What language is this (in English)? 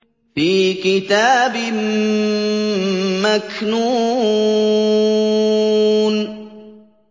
Arabic